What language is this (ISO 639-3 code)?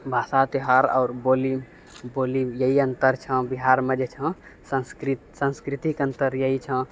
mai